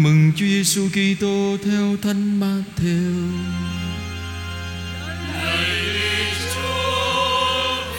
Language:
Vietnamese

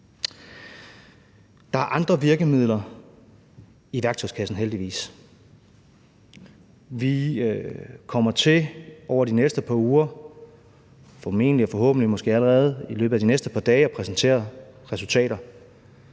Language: Danish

